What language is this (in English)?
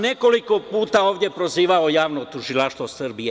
Serbian